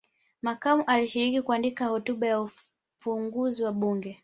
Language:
Swahili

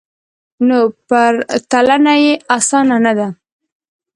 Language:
Pashto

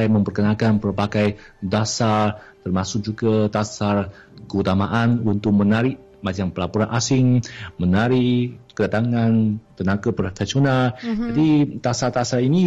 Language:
Malay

